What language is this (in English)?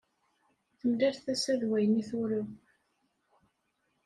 Kabyle